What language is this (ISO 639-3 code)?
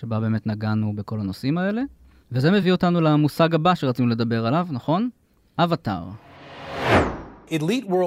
heb